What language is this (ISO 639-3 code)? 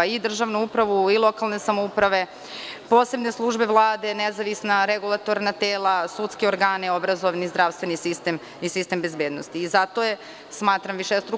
srp